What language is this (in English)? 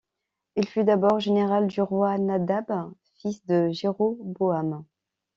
French